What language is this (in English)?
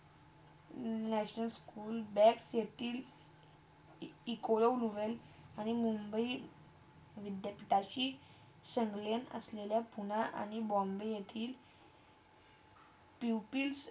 Marathi